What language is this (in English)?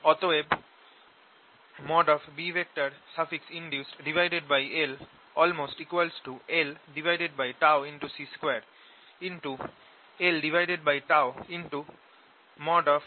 Bangla